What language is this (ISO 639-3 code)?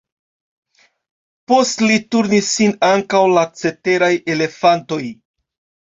epo